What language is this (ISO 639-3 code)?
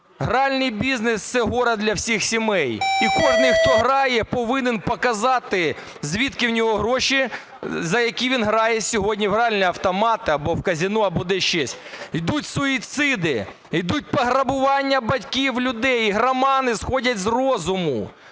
ukr